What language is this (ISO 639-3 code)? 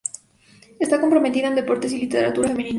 spa